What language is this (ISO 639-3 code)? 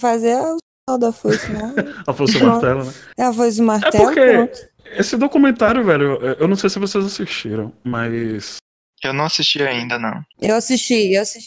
por